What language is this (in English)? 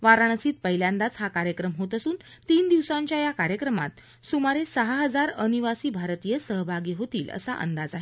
Marathi